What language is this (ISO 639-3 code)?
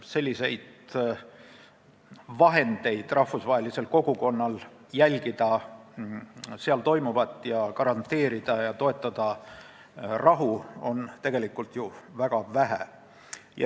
est